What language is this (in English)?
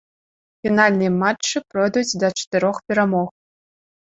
Belarusian